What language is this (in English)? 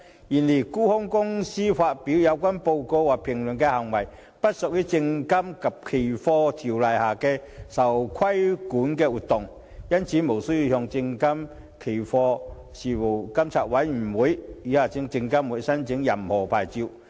Cantonese